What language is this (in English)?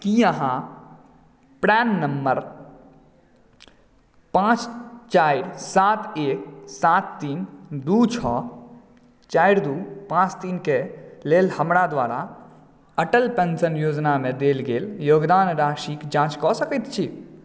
Maithili